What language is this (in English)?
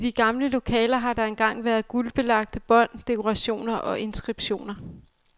Danish